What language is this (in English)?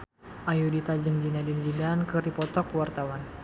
Sundanese